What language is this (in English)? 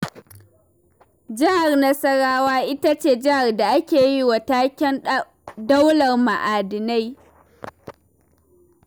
Hausa